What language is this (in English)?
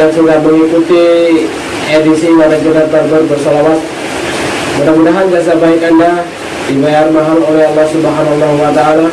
Indonesian